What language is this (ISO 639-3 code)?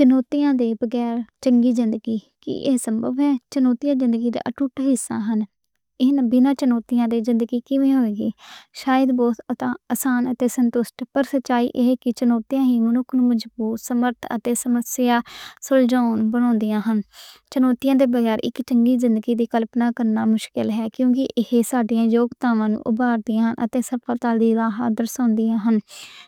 lah